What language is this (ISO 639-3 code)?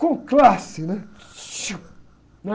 por